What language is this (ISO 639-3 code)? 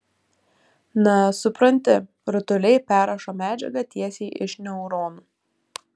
lit